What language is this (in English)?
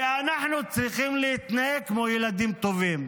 Hebrew